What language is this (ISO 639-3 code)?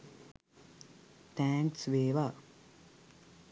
sin